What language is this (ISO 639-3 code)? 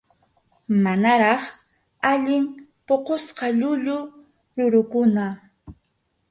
qxu